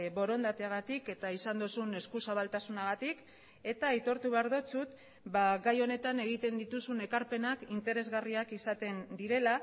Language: Basque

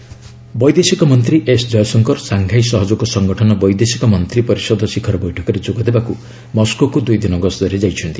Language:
Odia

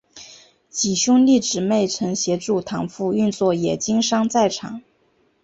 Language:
Chinese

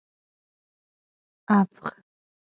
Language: Pashto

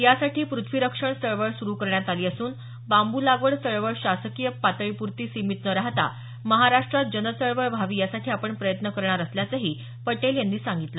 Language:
Marathi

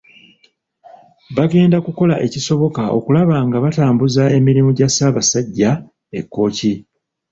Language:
Ganda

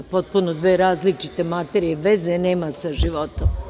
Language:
Serbian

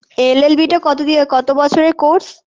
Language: Bangla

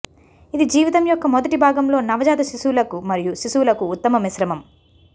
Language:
Telugu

